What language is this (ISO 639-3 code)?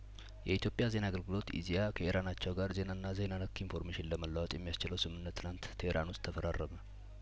amh